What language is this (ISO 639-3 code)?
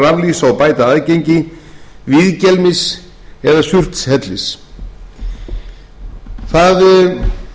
isl